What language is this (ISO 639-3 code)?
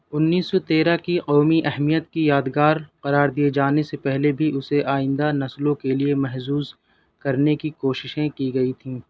urd